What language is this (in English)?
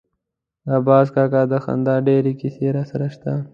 Pashto